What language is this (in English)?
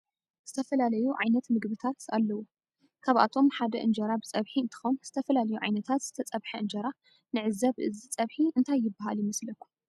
Tigrinya